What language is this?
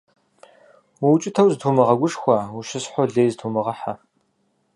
Kabardian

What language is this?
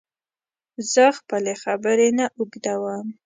Pashto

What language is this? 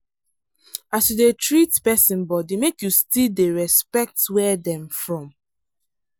Nigerian Pidgin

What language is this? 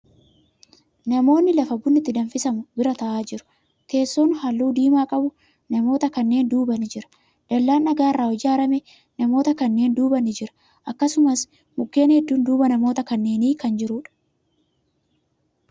Oromo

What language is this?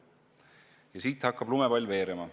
Estonian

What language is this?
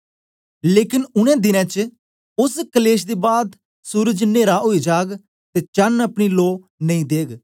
Dogri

